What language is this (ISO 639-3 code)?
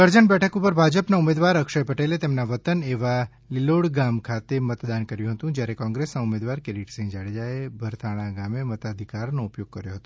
guj